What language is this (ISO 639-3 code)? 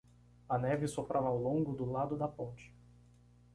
por